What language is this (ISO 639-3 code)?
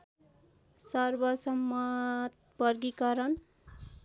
nep